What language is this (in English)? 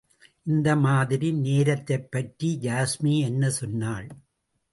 Tamil